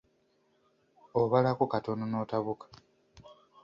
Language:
Ganda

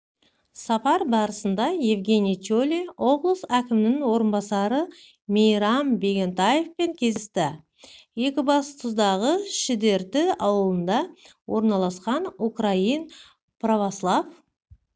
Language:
Kazakh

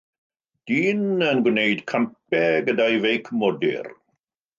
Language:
Welsh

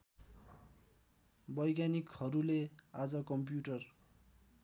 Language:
Nepali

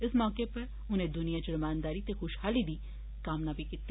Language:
Dogri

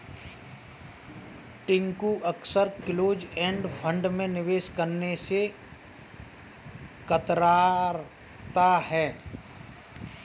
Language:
Hindi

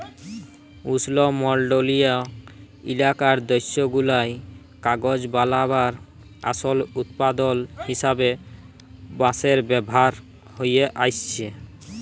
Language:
Bangla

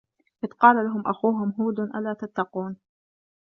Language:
Arabic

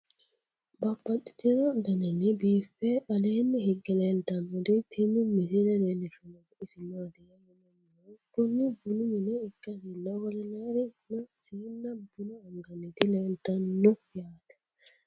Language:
Sidamo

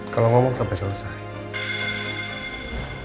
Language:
Indonesian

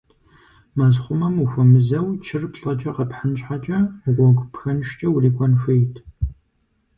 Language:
Kabardian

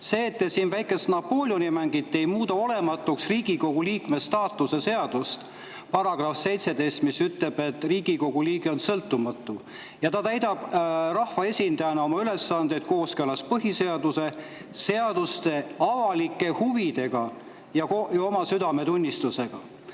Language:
Estonian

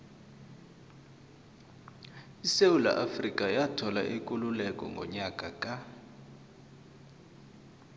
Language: South Ndebele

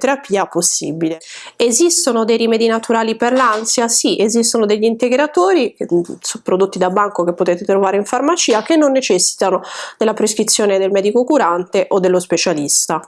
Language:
Italian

